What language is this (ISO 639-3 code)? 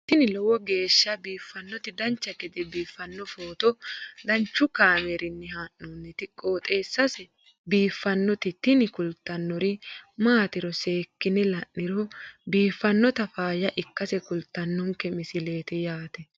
sid